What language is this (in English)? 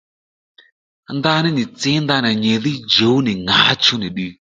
Lendu